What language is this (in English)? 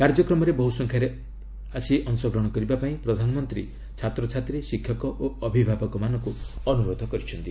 Odia